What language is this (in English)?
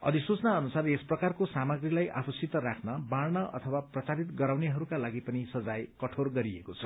Nepali